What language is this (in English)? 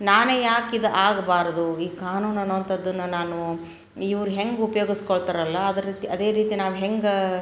Kannada